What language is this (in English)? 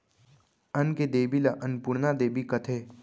Chhattisgarhi